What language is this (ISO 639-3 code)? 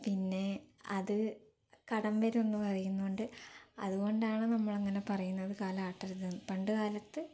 mal